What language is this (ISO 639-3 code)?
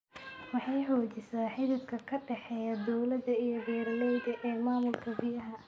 som